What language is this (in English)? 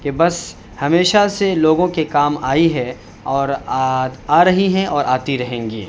Urdu